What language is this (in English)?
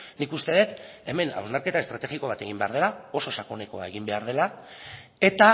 Basque